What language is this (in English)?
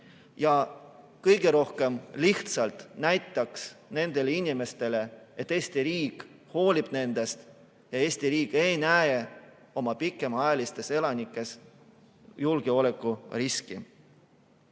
Estonian